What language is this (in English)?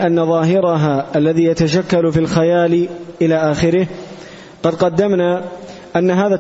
Arabic